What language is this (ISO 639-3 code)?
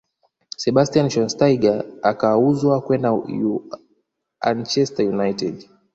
swa